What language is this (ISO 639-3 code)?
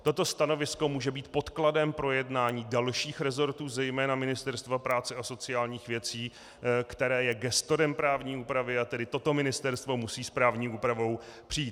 ces